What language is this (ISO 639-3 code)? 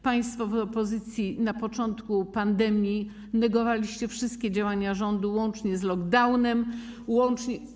pol